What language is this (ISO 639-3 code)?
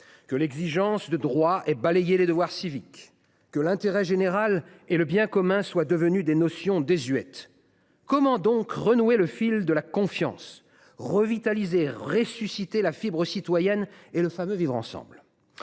fra